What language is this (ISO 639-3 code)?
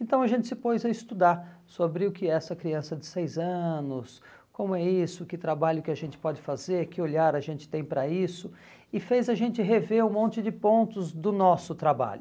por